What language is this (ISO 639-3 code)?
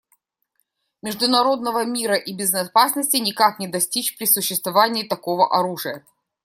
rus